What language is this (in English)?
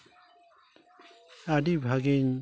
Santali